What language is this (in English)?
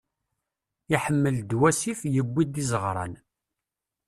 Kabyle